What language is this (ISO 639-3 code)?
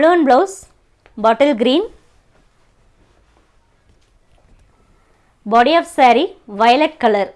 tam